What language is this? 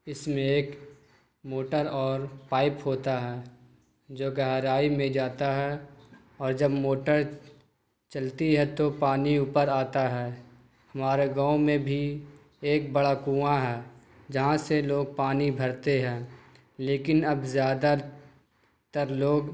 Urdu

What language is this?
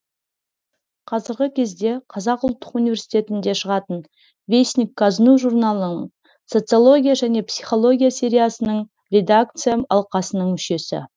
Kazakh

